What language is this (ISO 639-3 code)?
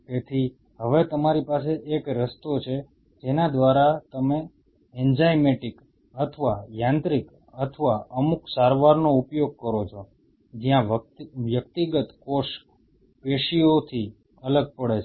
guj